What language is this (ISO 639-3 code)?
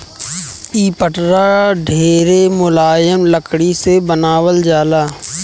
bho